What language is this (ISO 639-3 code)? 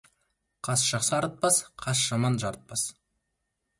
kaz